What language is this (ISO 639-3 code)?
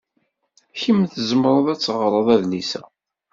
kab